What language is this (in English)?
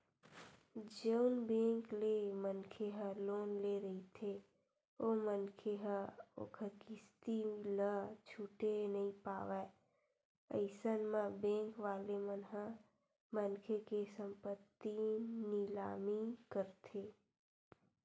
Chhattisgarhi